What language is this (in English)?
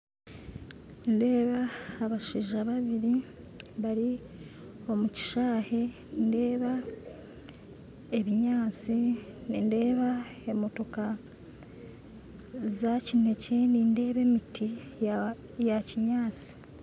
Nyankole